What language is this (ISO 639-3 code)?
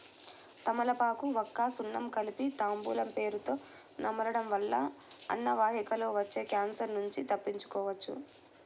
tel